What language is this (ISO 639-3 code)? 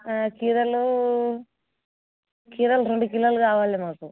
tel